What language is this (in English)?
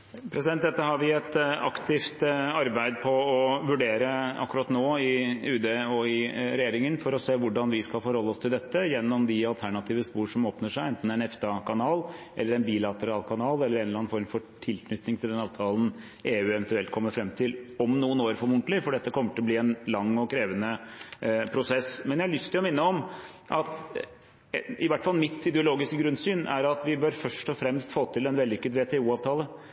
Norwegian Bokmål